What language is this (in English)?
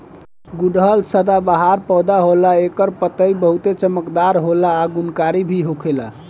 Bhojpuri